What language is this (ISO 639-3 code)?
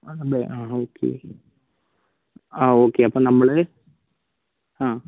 mal